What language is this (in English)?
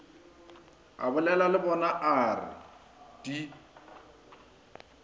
Northern Sotho